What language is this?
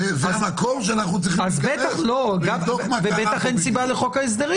Hebrew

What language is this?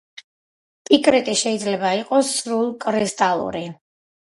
Georgian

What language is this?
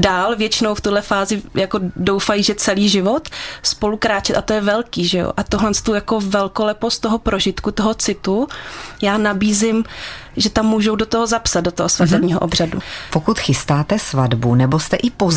Czech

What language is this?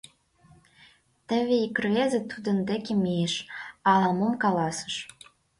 Mari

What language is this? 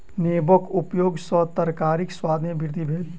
Maithili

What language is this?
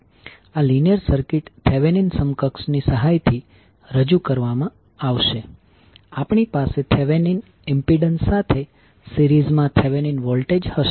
Gujarati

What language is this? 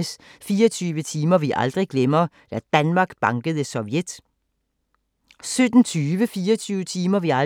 Danish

